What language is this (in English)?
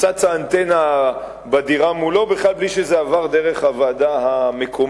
Hebrew